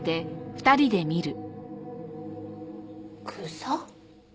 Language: Japanese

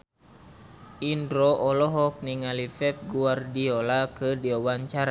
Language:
Sundanese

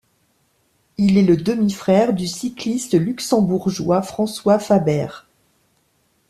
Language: French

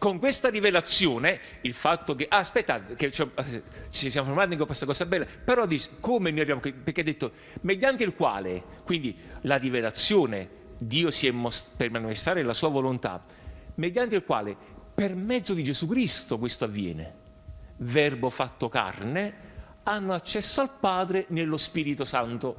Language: Italian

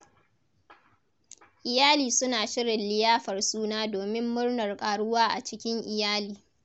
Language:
Hausa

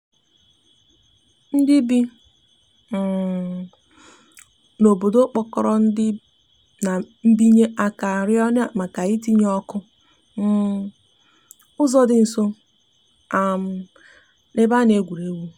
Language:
Igbo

